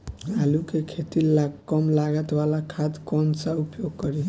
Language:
Bhojpuri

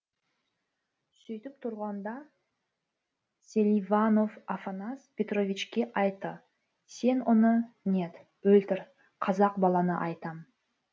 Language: Kazakh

